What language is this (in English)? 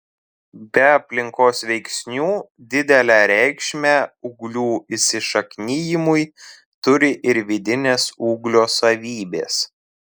Lithuanian